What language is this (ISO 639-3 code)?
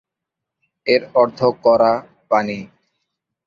ben